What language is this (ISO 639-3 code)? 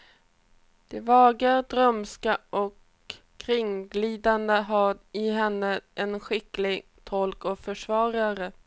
swe